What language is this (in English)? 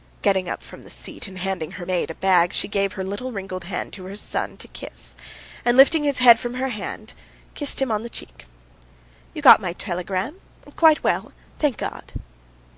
English